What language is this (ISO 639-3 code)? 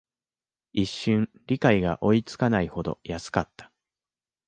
jpn